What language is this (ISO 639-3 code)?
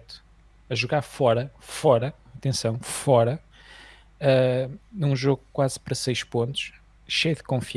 por